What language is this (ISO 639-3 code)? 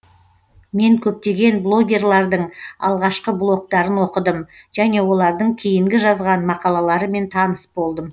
kaz